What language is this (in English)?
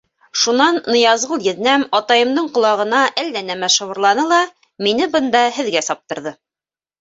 Bashkir